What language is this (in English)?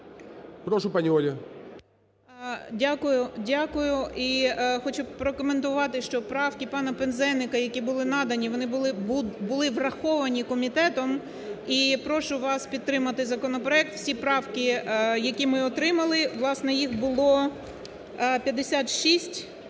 Ukrainian